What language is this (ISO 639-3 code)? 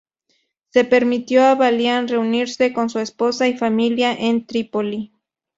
spa